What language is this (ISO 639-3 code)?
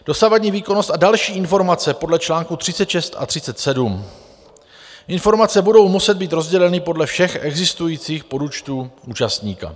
ces